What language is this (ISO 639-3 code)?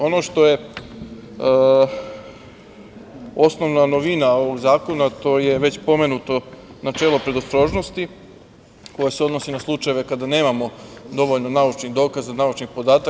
srp